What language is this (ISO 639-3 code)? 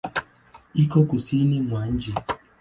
swa